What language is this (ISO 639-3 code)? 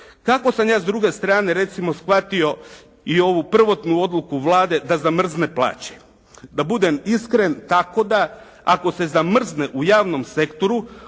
hrv